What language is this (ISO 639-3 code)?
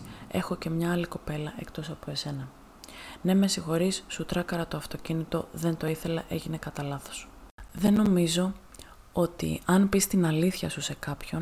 ell